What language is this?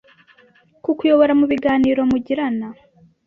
Kinyarwanda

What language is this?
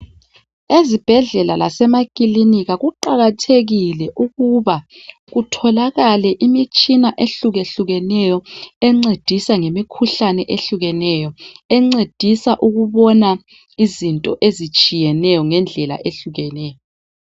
North Ndebele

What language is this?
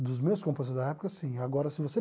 Portuguese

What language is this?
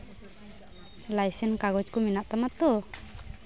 Santali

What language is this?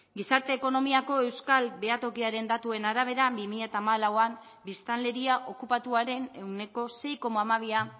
Basque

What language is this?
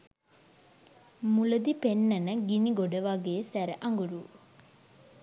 Sinhala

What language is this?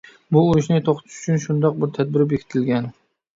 Uyghur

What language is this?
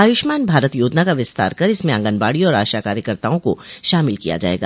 Hindi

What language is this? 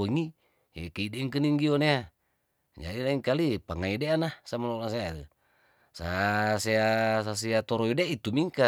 Tondano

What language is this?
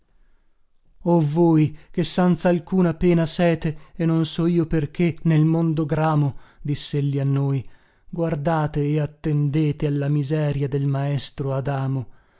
Italian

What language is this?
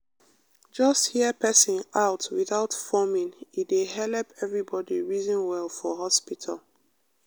Nigerian Pidgin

